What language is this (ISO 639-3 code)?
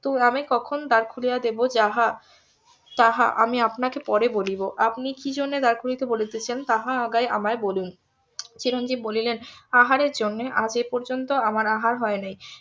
ben